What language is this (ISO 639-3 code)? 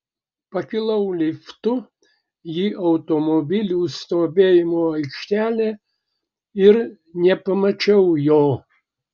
lit